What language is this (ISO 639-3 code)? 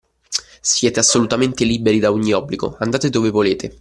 ita